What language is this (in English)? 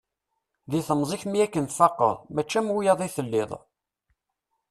Kabyle